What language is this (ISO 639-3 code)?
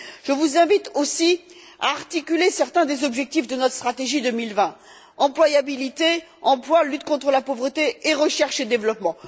fra